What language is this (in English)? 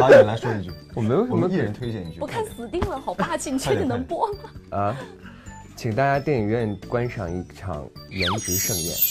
Chinese